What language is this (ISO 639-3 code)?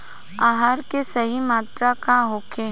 bho